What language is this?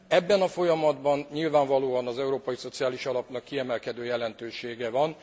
Hungarian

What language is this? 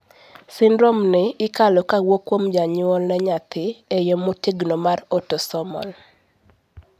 Luo (Kenya and Tanzania)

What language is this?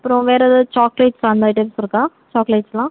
Tamil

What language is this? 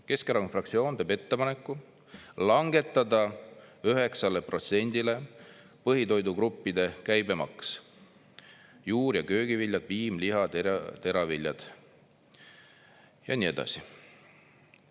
Estonian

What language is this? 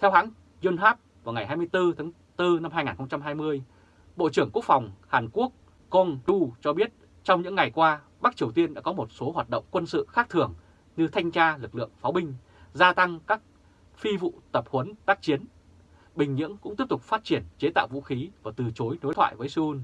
Vietnamese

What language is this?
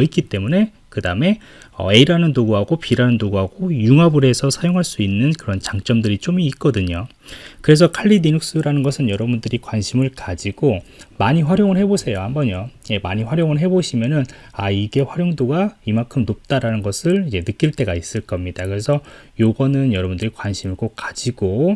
Korean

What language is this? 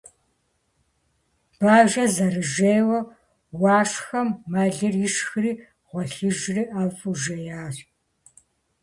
Kabardian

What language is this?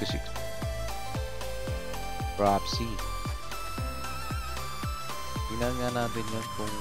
Filipino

